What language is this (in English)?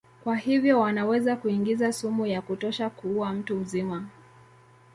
Swahili